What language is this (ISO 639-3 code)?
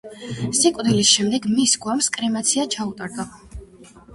kat